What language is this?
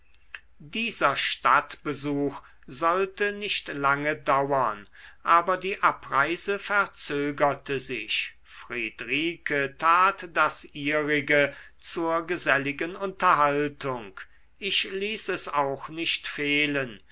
German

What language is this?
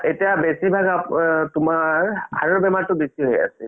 Assamese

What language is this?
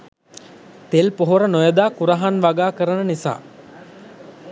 Sinhala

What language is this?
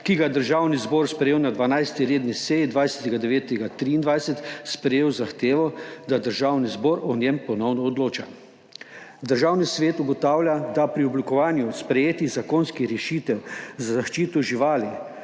Slovenian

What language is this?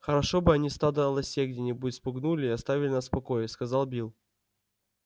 Russian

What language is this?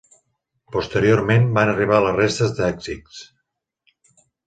Catalan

